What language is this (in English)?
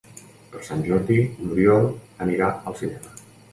Catalan